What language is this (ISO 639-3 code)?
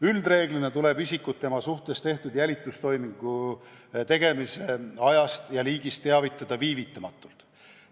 est